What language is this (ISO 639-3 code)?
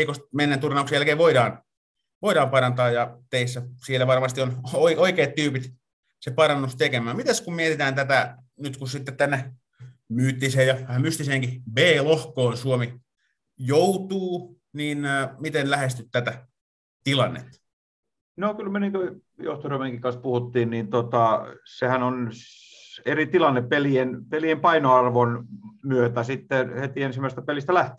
fin